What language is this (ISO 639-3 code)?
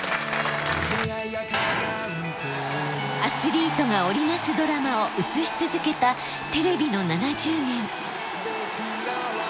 jpn